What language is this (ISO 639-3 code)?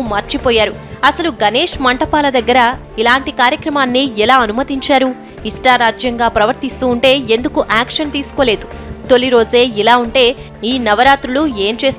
ron